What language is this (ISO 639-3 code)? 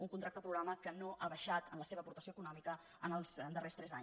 cat